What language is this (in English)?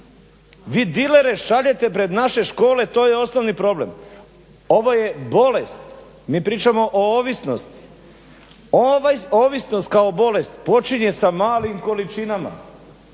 Croatian